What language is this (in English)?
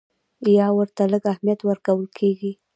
Pashto